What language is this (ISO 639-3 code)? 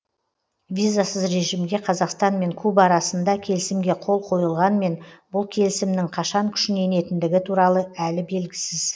kaz